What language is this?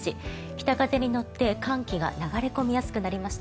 Japanese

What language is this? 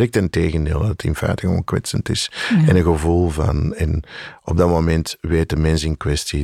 Dutch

